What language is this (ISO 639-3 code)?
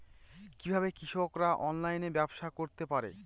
ben